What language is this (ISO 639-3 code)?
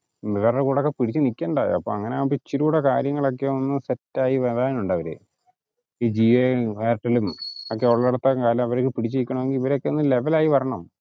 mal